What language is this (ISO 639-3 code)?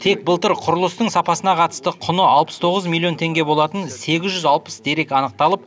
kaz